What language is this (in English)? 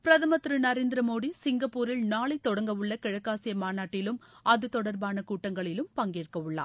Tamil